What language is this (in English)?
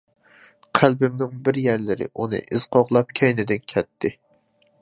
Uyghur